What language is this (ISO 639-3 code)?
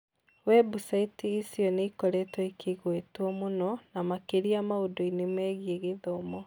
kik